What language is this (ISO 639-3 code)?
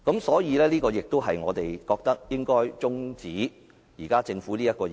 yue